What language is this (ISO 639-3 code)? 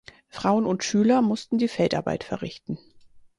deu